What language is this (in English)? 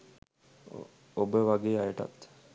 Sinhala